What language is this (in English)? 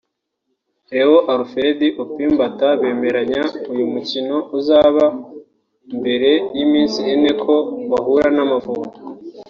Kinyarwanda